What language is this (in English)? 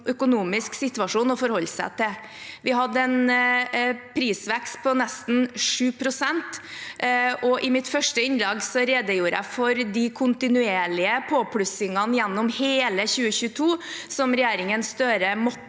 Norwegian